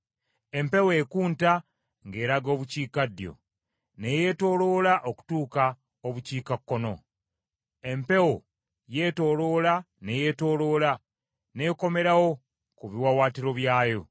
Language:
Ganda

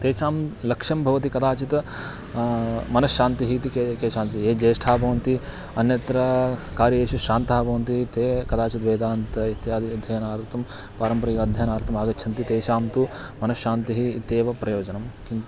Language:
Sanskrit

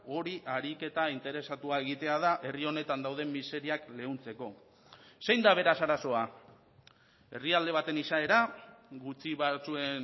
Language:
Basque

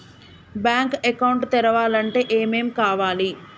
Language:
Telugu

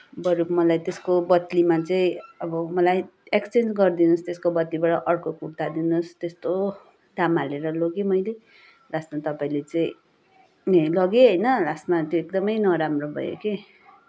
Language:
Nepali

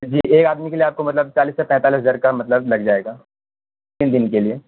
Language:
Urdu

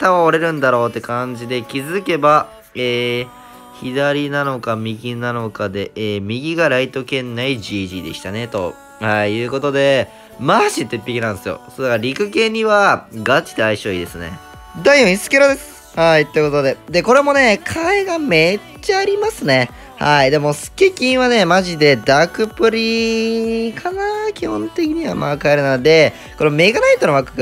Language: Japanese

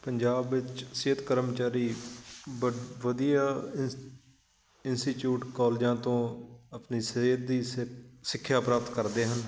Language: Punjabi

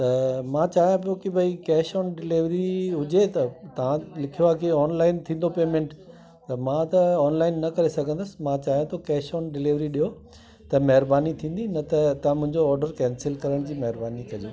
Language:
Sindhi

